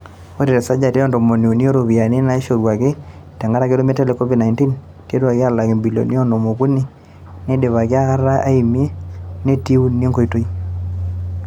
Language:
Masai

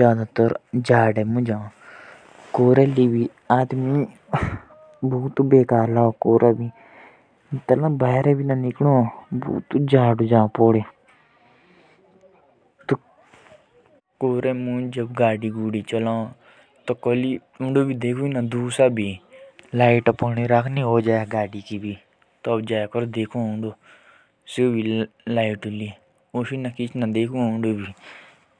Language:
Jaunsari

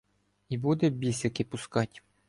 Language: Ukrainian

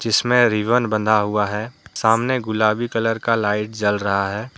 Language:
Hindi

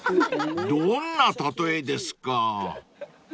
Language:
Japanese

